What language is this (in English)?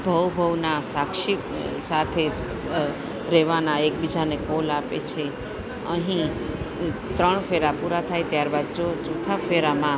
Gujarati